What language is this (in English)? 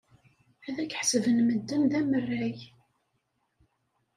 Kabyle